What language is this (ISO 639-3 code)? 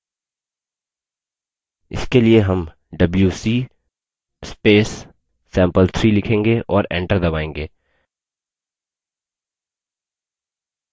hin